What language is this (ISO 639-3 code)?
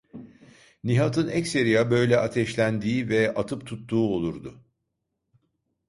tur